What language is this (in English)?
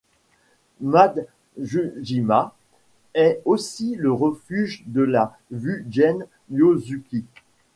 French